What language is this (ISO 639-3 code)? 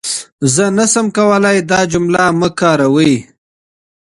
pus